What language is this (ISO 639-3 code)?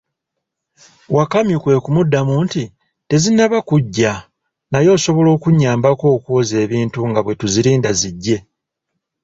lug